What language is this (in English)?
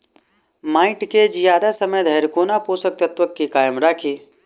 Maithili